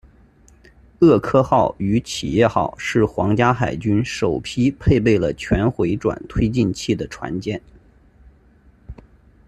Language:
Chinese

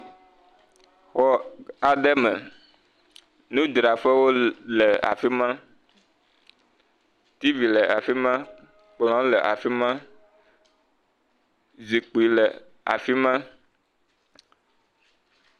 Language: Ewe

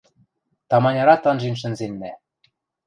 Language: Western Mari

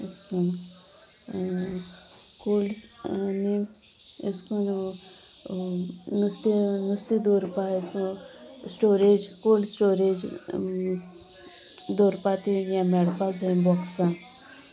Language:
Konkani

